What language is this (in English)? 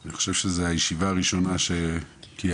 Hebrew